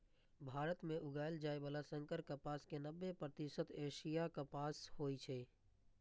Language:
Maithili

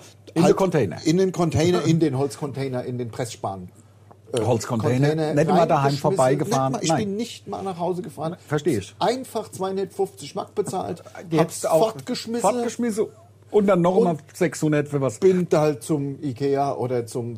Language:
German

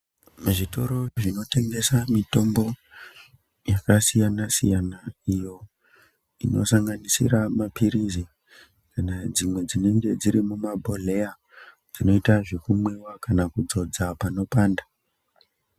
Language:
Ndau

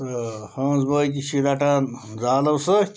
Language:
Kashmiri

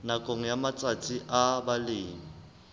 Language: Southern Sotho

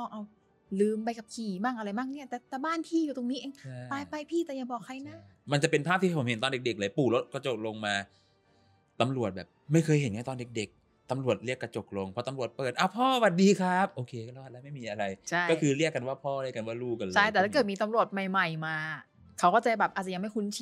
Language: Thai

